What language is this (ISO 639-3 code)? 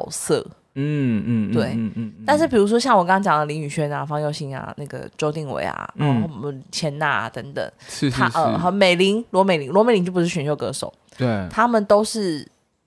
zho